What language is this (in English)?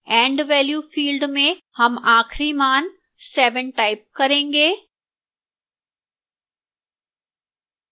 Hindi